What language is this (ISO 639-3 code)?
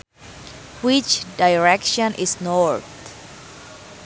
sun